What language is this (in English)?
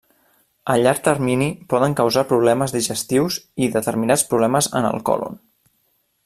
Catalan